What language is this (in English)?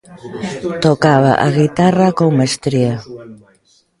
Galician